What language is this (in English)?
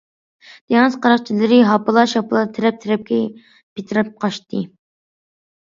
Uyghur